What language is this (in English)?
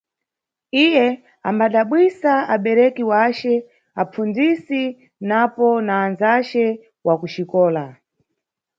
Nyungwe